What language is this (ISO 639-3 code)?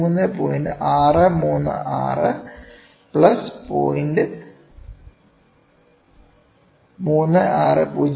mal